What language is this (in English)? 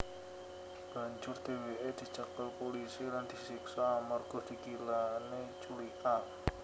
Javanese